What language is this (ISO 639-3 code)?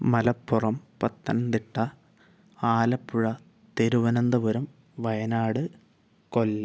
mal